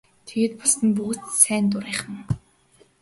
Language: Mongolian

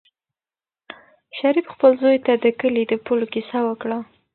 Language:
Pashto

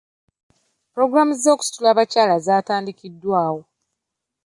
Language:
Ganda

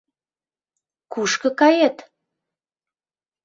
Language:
Mari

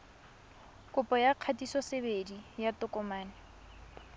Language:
Tswana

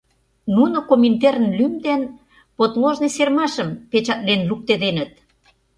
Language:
Mari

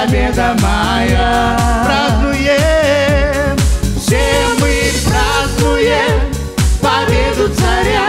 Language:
Latvian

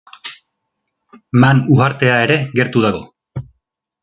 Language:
Basque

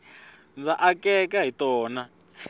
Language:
Tsonga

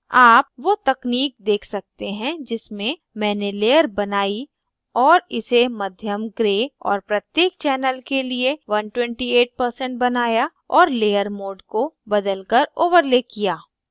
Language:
Hindi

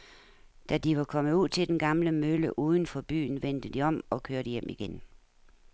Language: Danish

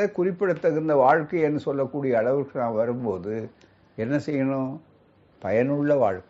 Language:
Tamil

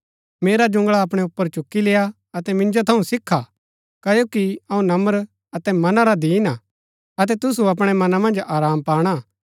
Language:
Gaddi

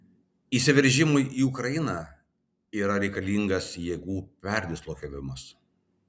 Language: Lithuanian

